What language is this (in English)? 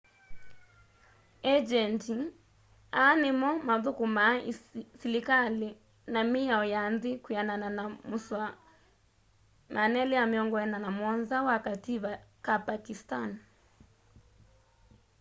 Kamba